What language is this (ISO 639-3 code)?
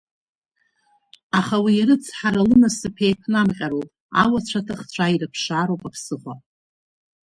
abk